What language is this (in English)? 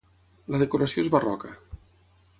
Catalan